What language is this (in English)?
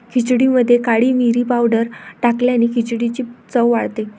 Marathi